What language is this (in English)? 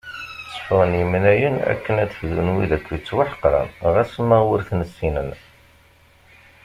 Kabyle